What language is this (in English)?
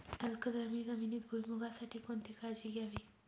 Marathi